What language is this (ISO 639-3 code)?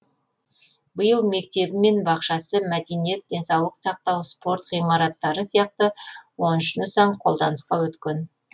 kaz